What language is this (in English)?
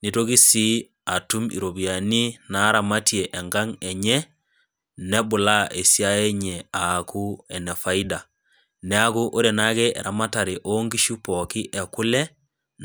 Masai